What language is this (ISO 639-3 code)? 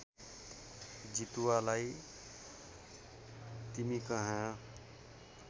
nep